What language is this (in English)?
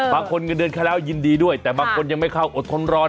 Thai